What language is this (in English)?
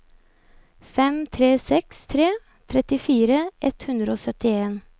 Norwegian